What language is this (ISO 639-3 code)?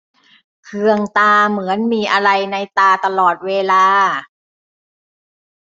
tha